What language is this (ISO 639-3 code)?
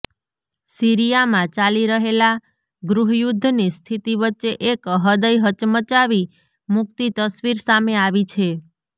guj